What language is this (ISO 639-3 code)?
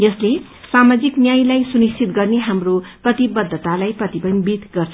nep